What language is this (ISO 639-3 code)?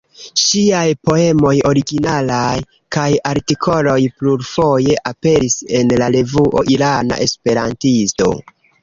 epo